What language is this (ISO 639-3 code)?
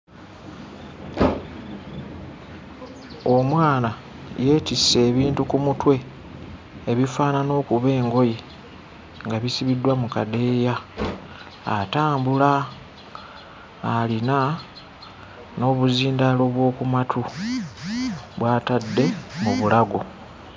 lug